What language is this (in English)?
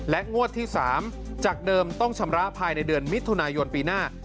Thai